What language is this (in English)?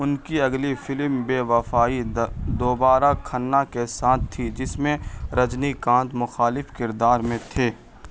Urdu